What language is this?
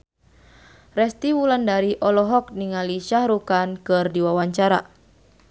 Sundanese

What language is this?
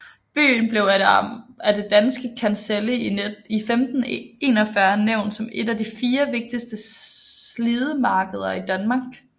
Danish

